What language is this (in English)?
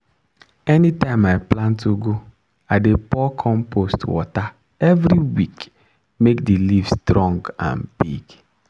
Nigerian Pidgin